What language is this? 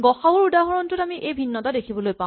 Assamese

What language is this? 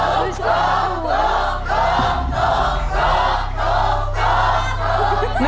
Thai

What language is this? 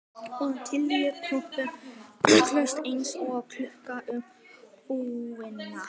Icelandic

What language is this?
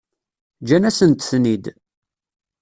Kabyle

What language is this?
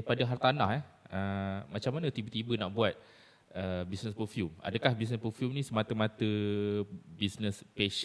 Malay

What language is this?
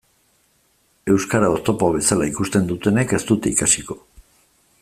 Basque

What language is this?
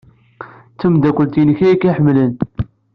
Kabyle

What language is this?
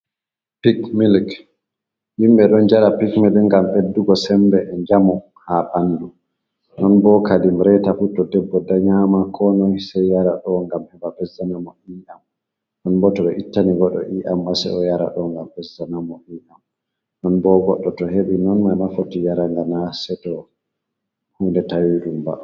Fula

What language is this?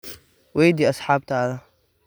Somali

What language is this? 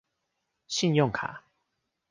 Chinese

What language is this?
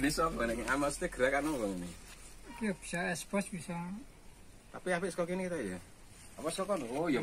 Indonesian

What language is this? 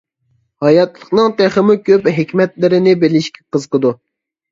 Uyghur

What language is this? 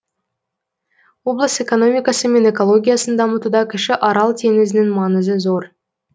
Kazakh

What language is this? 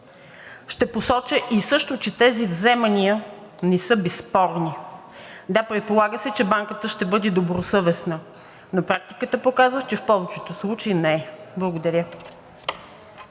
Bulgarian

